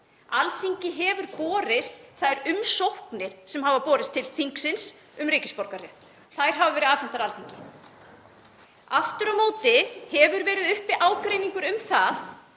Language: Icelandic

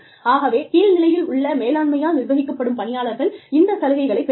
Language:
Tamil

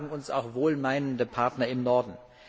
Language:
German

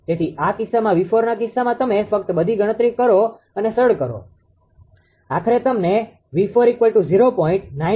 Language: Gujarati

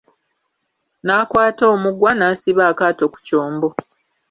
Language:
Ganda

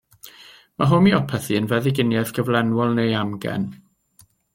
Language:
Welsh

